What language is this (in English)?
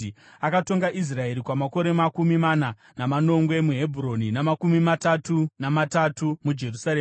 Shona